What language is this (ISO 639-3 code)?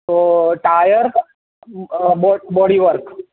guj